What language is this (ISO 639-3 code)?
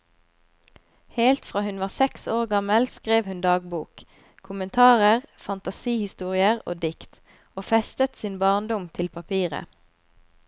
nor